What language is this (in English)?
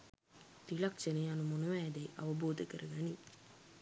Sinhala